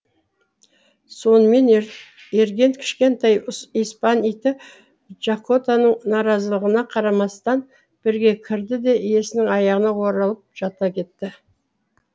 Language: Kazakh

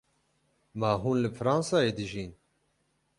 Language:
Kurdish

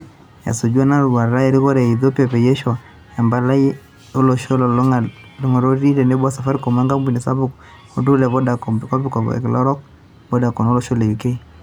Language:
Masai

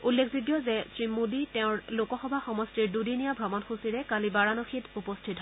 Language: Assamese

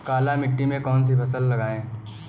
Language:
Hindi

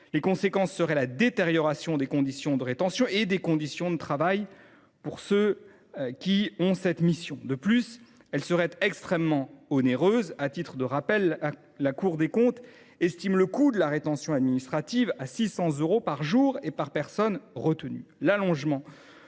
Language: French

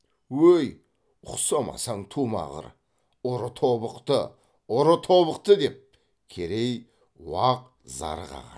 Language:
Kazakh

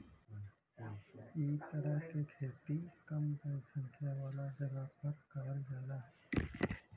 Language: Bhojpuri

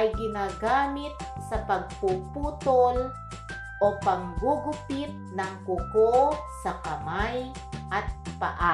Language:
Filipino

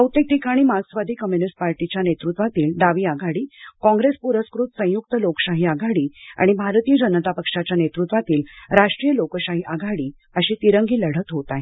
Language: Marathi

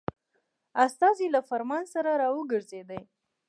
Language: Pashto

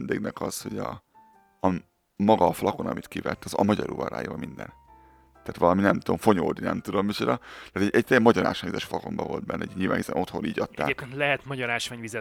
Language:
Hungarian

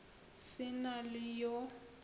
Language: Northern Sotho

